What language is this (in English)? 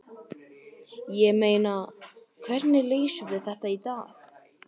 Icelandic